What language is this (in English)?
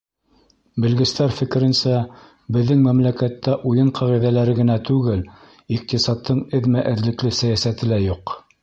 Bashkir